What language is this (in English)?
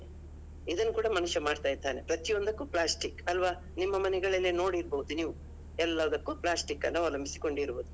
Kannada